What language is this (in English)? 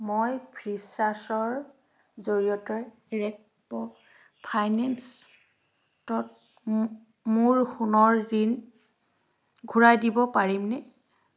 Assamese